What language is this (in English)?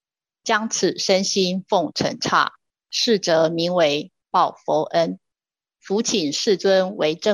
Chinese